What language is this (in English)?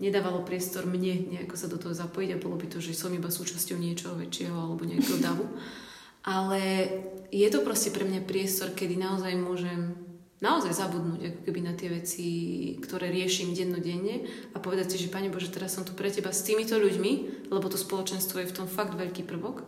Slovak